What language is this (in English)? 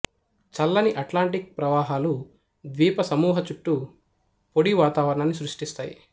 Telugu